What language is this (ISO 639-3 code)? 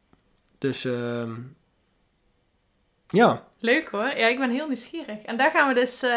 nld